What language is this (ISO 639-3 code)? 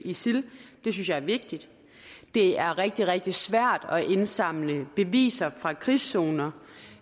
dan